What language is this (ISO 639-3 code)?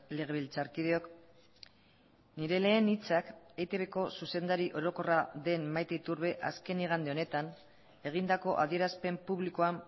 eus